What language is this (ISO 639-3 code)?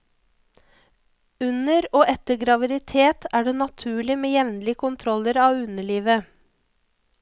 nor